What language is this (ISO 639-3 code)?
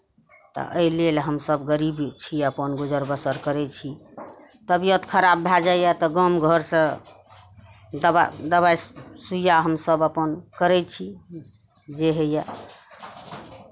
mai